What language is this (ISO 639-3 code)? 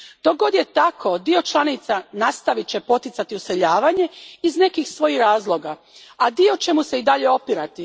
hrv